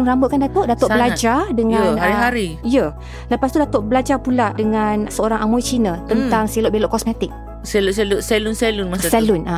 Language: Malay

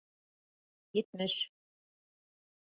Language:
Bashkir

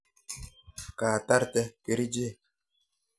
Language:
Kalenjin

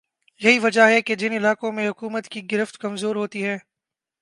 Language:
Urdu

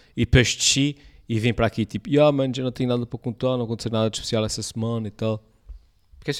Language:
Portuguese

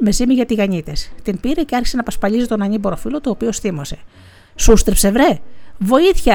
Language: Greek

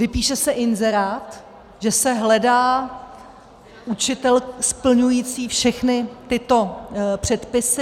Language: Czech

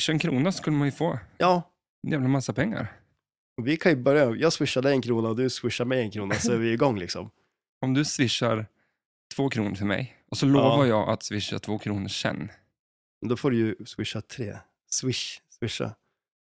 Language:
Swedish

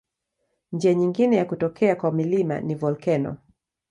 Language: Swahili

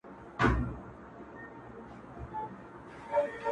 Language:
Pashto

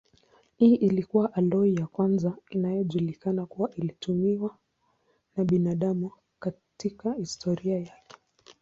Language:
Swahili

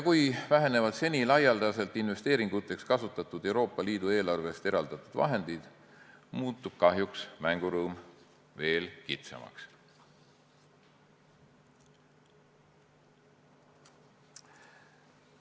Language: Estonian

